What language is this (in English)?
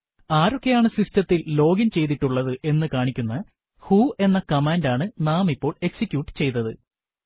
Malayalam